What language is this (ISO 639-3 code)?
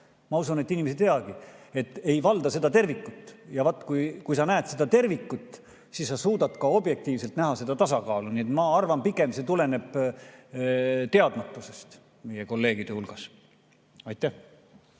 est